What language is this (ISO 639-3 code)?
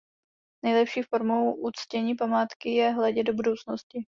ces